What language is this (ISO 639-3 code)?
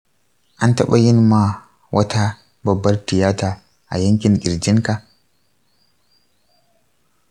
hau